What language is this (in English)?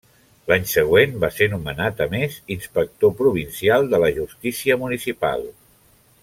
Catalan